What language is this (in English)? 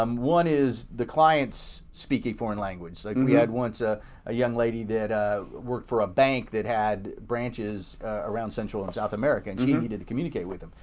English